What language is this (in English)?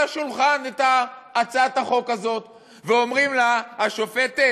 Hebrew